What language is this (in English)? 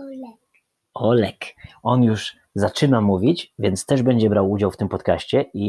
Polish